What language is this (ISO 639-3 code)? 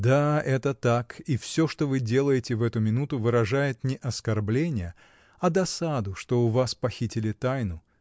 rus